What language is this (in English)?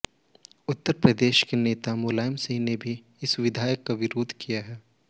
Hindi